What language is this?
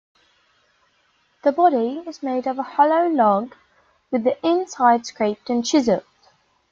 English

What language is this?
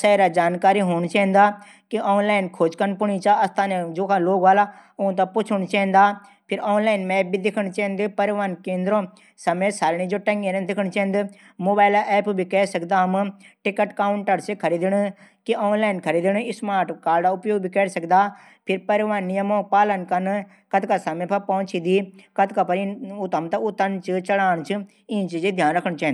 Garhwali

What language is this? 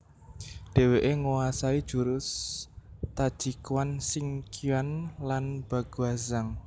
Javanese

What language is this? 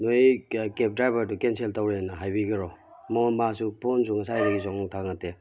Manipuri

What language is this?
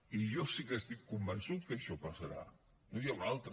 Catalan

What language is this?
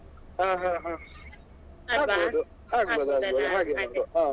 Kannada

